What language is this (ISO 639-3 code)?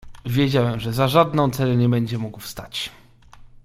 pol